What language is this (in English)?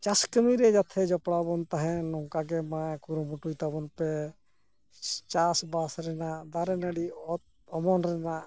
Santali